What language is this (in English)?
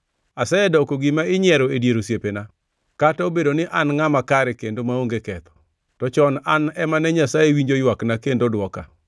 Luo (Kenya and Tanzania)